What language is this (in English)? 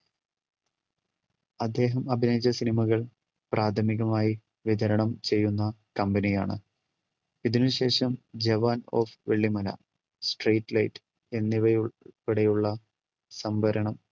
Malayalam